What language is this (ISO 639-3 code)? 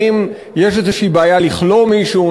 heb